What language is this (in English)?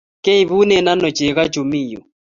Kalenjin